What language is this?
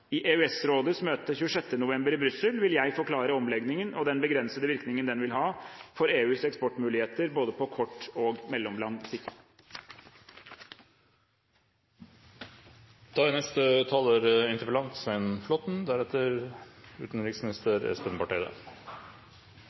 Norwegian Bokmål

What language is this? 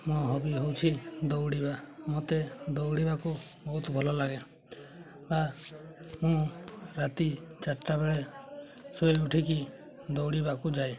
Odia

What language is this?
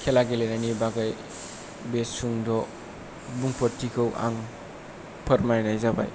Bodo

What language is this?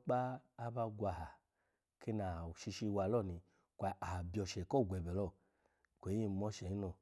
Alago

